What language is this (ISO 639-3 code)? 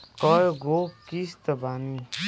bho